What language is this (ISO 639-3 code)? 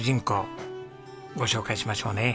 jpn